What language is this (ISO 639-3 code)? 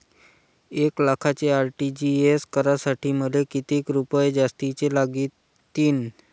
mar